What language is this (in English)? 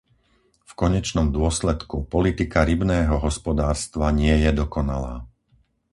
Slovak